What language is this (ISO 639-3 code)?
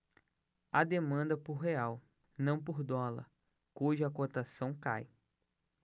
por